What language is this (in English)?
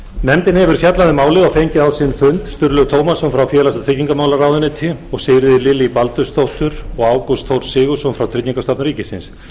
Icelandic